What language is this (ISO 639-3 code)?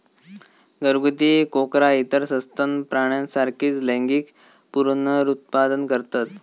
mar